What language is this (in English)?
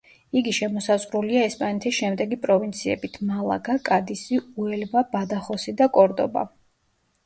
Georgian